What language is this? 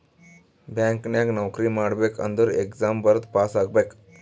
Kannada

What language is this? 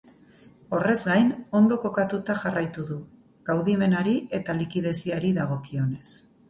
Basque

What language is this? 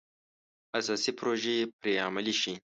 Pashto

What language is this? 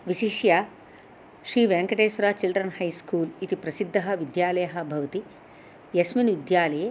Sanskrit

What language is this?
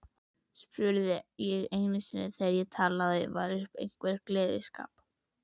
Icelandic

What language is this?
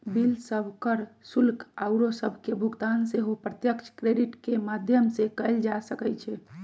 Magahi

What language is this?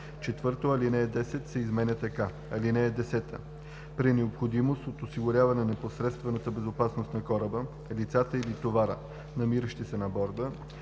Bulgarian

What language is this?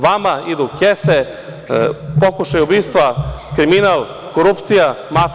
Serbian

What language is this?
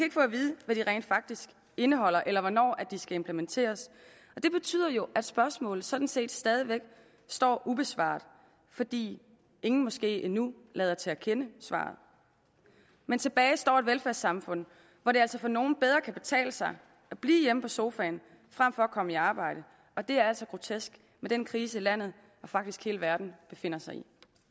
Danish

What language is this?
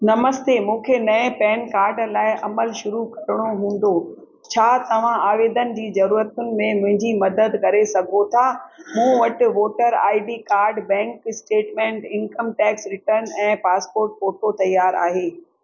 Sindhi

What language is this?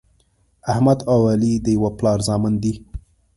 Pashto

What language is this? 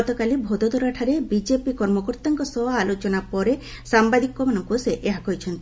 Odia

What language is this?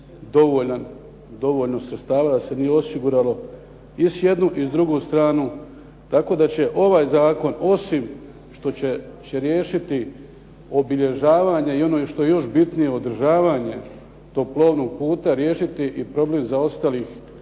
Croatian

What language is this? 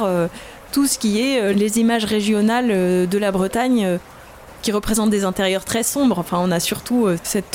French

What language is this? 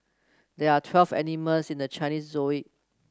English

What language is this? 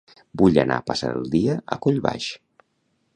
Catalan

